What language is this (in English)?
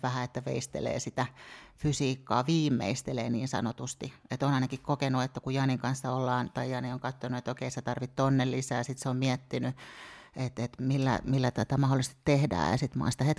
Finnish